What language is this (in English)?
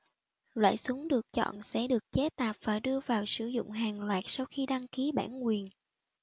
Vietnamese